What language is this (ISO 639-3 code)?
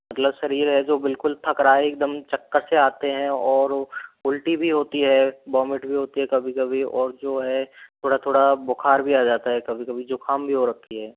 hin